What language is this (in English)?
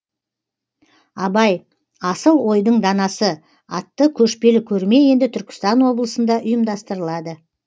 Kazakh